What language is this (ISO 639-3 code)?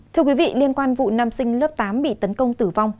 vie